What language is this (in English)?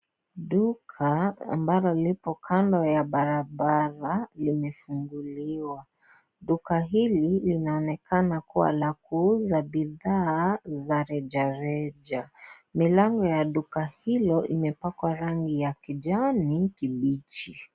Swahili